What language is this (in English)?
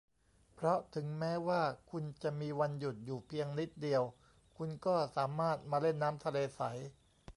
Thai